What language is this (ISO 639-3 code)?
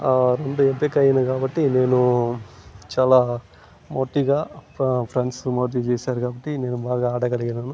tel